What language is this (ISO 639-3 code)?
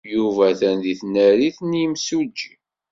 kab